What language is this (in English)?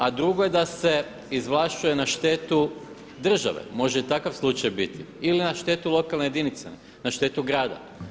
Croatian